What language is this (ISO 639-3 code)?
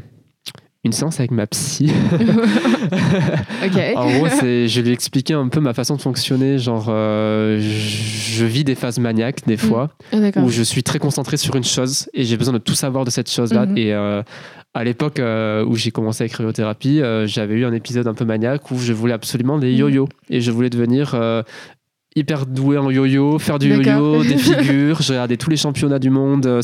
fra